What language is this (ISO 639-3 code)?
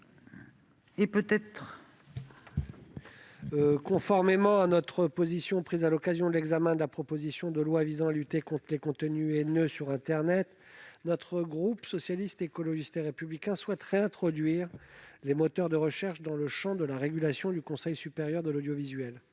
fra